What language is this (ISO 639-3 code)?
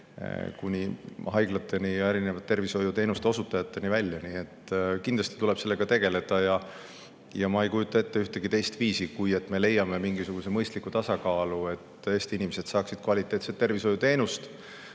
est